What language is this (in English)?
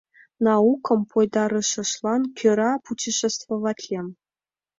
Mari